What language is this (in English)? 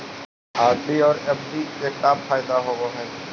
Magahi